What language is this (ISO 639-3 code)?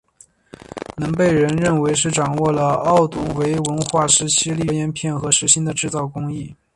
zho